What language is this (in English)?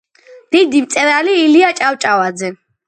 Georgian